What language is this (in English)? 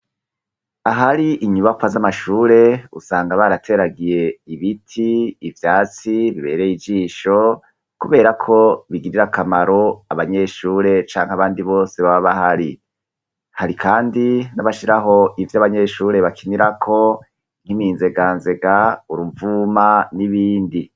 Rundi